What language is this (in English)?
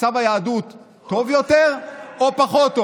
Hebrew